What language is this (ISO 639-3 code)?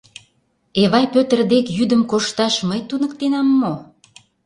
chm